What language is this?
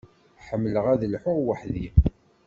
Kabyle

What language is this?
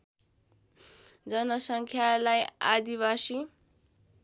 Nepali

